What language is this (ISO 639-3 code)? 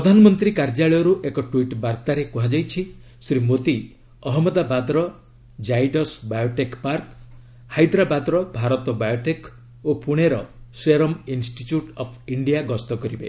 ori